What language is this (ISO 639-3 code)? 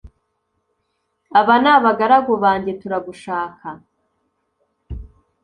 kin